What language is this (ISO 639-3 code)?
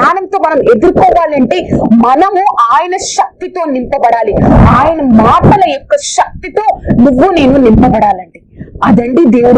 ind